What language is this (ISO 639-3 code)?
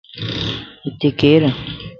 lss